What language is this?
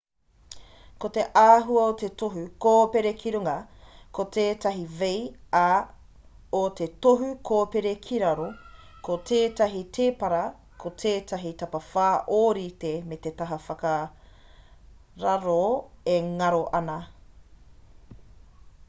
Māori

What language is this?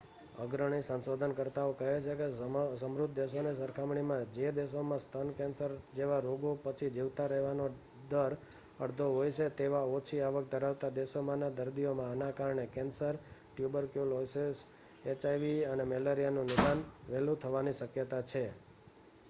Gujarati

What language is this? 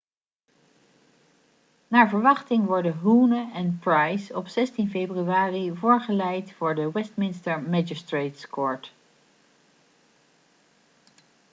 Dutch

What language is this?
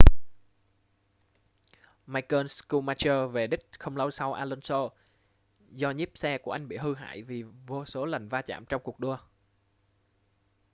Vietnamese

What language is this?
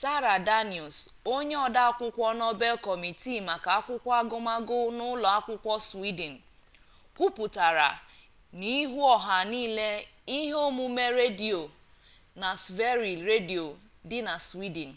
Igbo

